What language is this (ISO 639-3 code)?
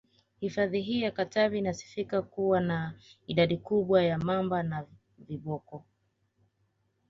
swa